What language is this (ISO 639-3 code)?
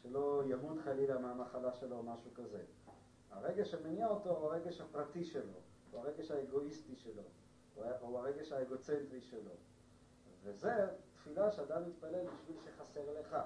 heb